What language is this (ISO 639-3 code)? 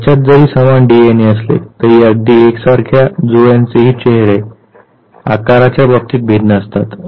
mar